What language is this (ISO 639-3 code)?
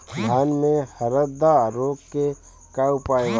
bho